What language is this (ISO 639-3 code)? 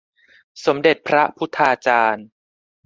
tha